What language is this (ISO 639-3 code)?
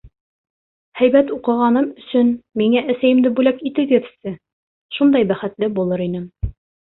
bak